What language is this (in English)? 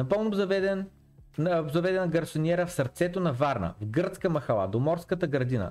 Bulgarian